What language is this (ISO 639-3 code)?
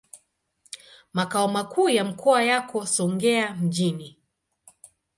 swa